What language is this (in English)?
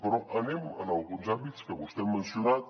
Catalan